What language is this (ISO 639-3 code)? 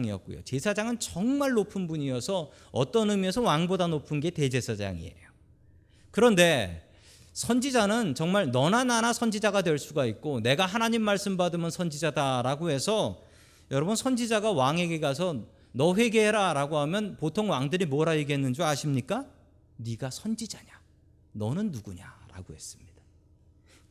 kor